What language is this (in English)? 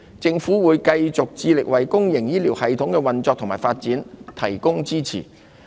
Cantonese